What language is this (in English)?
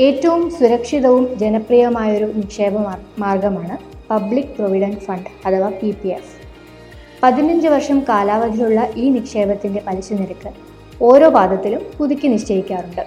Malayalam